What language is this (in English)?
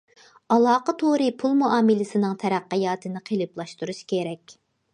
Uyghur